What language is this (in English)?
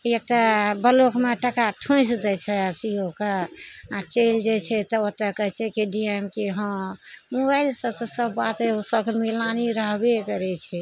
Maithili